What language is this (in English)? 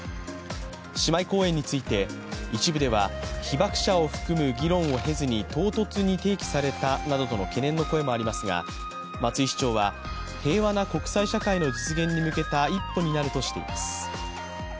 Japanese